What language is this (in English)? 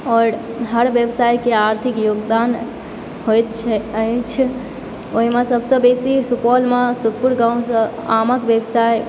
Maithili